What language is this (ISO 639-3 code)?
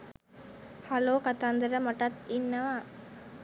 sin